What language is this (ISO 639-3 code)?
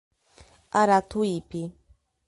por